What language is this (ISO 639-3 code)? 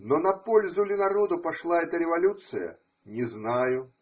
rus